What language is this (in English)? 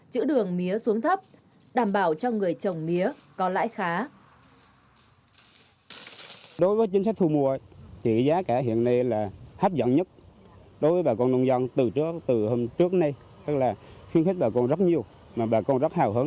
Vietnamese